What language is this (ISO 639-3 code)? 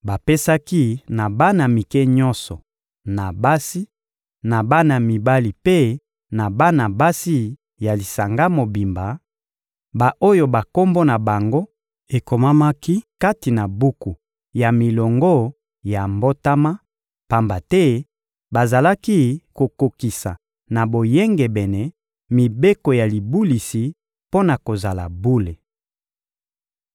lin